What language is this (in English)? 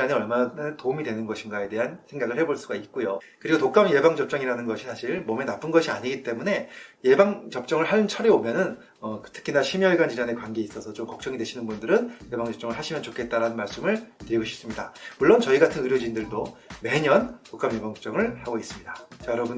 Korean